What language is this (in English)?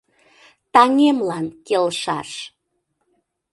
Mari